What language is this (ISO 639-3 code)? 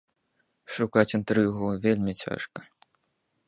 bel